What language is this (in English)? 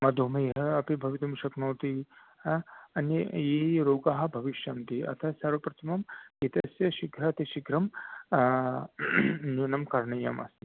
Sanskrit